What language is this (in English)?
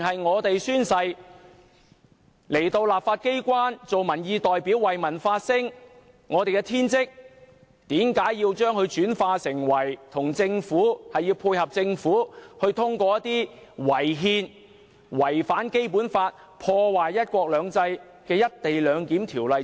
Cantonese